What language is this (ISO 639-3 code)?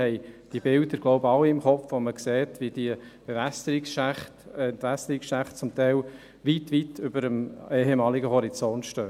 gsw